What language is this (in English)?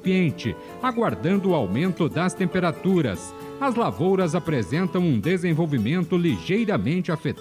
Portuguese